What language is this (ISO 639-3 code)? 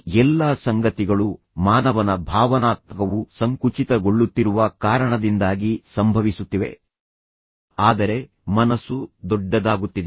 kan